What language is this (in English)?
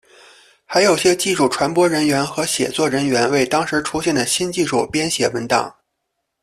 Chinese